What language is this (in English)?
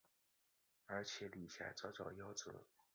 Chinese